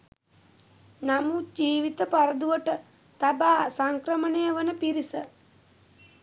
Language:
Sinhala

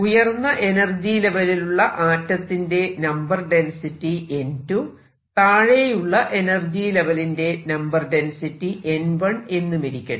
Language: Malayalam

